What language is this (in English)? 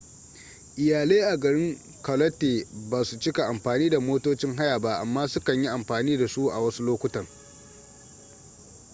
Hausa